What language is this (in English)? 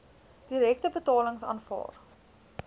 Afrikaans